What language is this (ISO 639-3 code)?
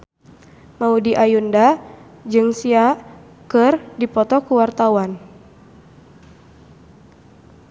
sun